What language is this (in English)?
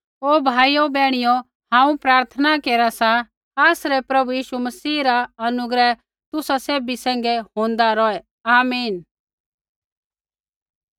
Kullu Pahari